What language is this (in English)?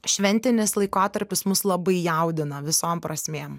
Lithuanian